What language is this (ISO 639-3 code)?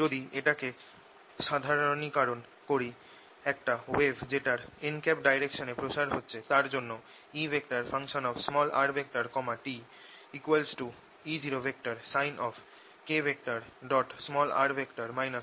ben